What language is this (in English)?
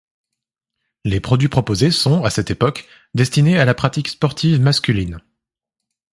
French